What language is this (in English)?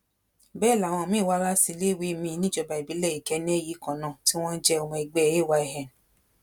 Yoruba